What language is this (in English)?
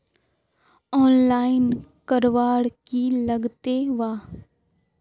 Magahi